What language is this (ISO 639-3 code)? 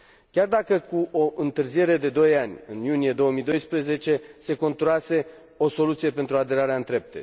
ron